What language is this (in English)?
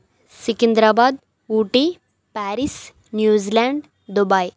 Telugu